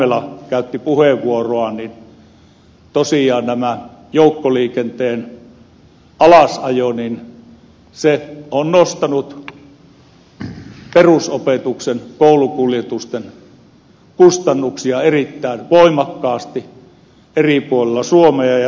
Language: Finnish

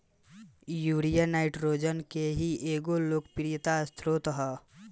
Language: Bhojpuri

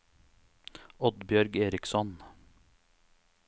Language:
Norwegian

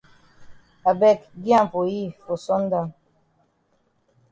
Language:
Cameroon Pidgin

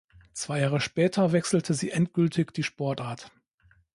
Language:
German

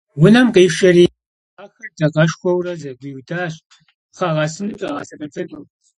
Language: Kabardian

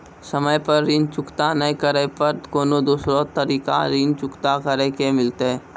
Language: Maithili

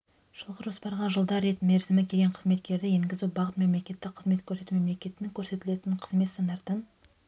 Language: Kazakh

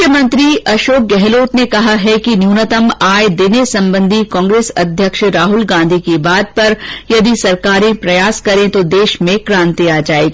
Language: Hindi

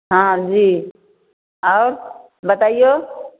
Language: Maithili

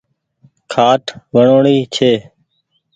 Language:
Goaria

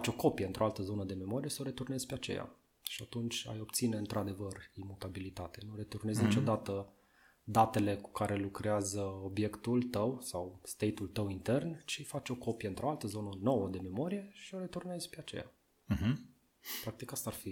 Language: Romanian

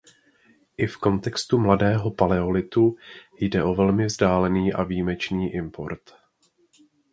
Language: Czech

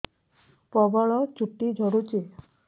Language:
Odia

